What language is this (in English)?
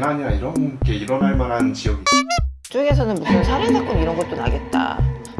Korean